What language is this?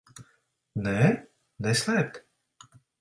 Latvian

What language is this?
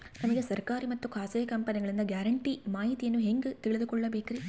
Kannada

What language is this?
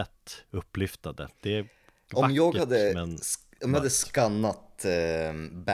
Swedish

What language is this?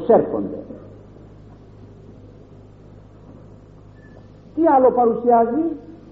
Greek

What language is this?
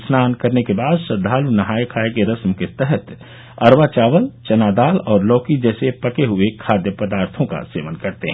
Hindi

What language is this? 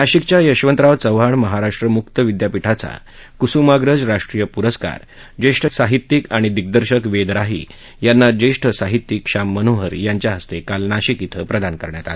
Marathi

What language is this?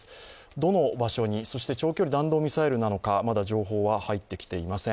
Japanese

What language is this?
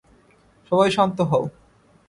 Bangla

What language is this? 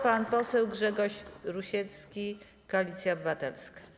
Polish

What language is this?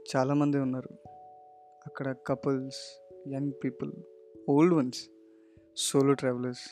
Telugu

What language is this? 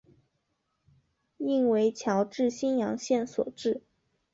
Chinese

